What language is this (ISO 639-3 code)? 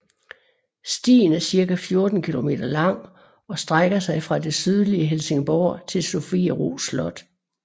dan